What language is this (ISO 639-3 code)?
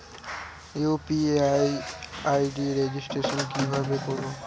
ben